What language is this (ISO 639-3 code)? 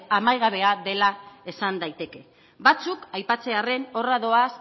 eus